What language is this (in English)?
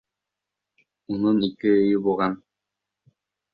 Bashkir